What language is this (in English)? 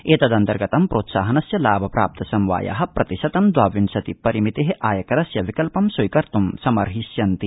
Sanskrit